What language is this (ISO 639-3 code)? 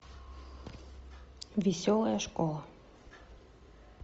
rus